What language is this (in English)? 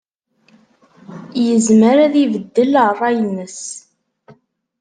Kabyle